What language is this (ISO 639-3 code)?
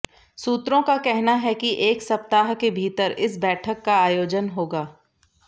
hin